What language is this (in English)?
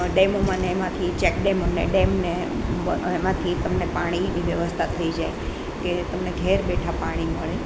Gujarati